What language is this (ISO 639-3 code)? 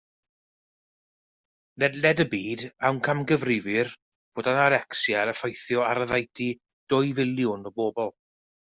cym